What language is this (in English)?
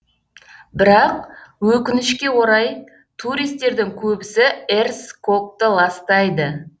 Kazakh